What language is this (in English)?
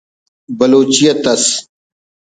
Brahui